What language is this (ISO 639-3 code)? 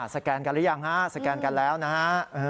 tha